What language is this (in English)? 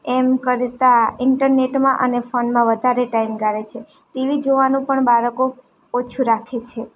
Gujarati